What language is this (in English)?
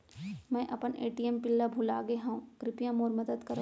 Chhattisgarhi